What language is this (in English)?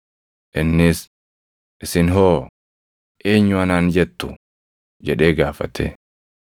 Oromo